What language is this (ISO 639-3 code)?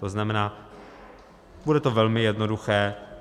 ces